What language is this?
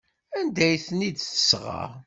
Kabyle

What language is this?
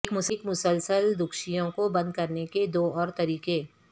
Urdu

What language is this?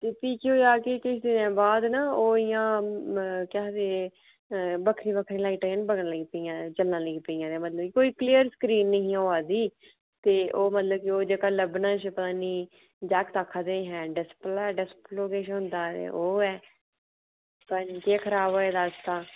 Dogri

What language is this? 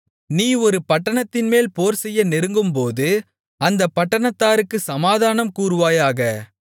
Tamil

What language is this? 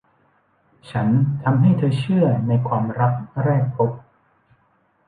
Thai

